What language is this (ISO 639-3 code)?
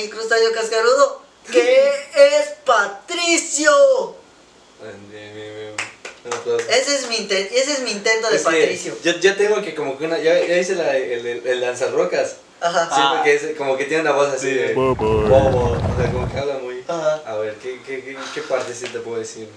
spa